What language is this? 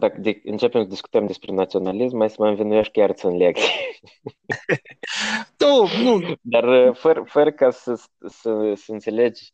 Romanian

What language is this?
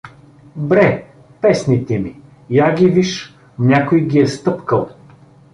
Bulgarian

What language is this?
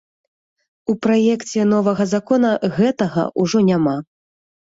Belarusian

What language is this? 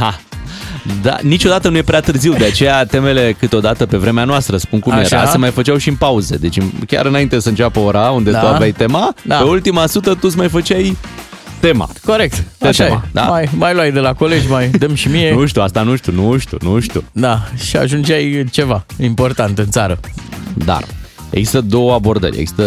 Romanian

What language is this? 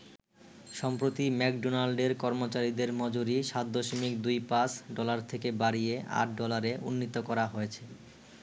Bangla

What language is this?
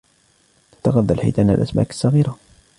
Arabic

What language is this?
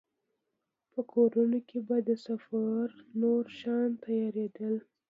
Pashto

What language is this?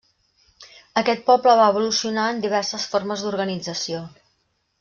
Catalan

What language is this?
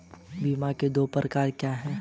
Hindi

